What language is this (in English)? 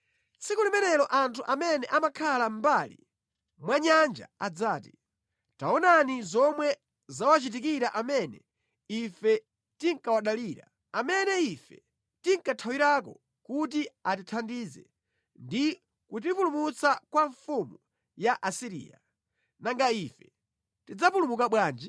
Nyanja